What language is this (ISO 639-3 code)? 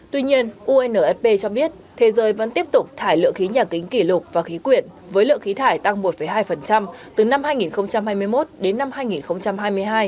vie